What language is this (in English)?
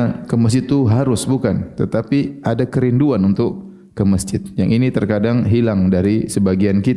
Indonesian